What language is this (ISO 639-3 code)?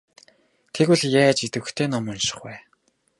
mon